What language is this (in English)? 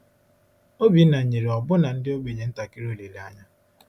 Igbo